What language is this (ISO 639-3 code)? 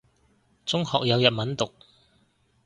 yue